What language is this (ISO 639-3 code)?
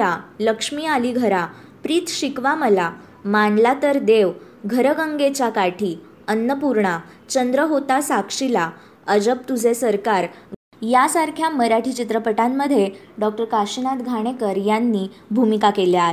mar